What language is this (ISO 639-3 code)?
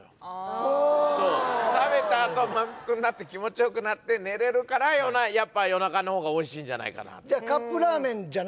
jpn